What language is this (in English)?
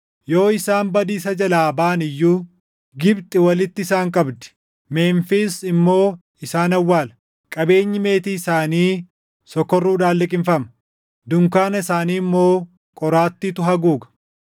Oromo